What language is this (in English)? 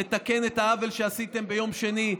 Hebrew